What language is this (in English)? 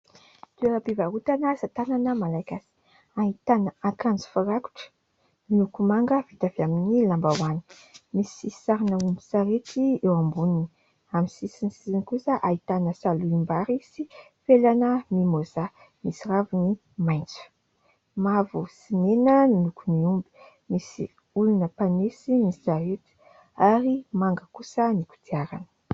Malagasy